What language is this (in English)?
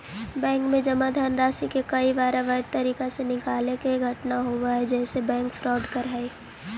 Magahi